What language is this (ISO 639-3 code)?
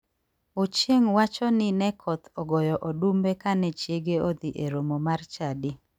luo